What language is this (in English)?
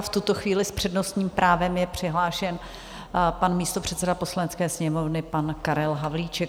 Czech